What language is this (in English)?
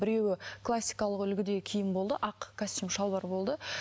Kazakh